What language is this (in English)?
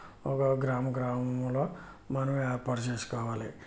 Telugu